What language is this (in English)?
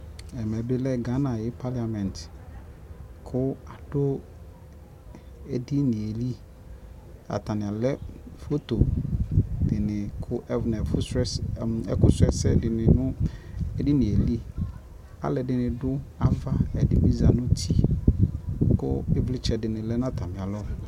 Ikposo